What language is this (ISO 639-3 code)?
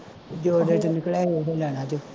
pan